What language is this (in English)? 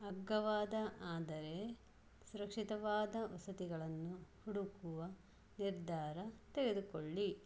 Kannada